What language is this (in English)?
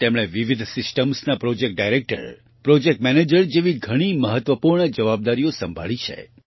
Gujarati